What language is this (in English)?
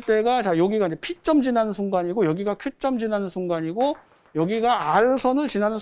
Korean